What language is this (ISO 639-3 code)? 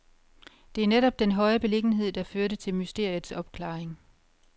dan